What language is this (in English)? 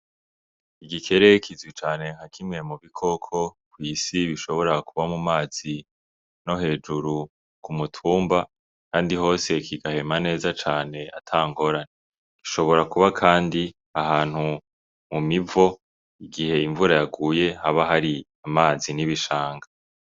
Rundi